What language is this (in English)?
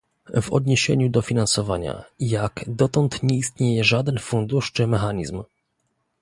Polish